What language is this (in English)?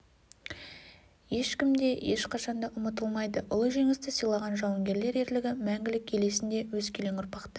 Kazakh